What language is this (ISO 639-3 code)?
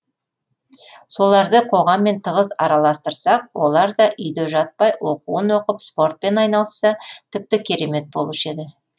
kaz